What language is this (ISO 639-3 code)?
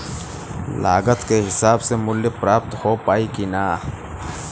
bho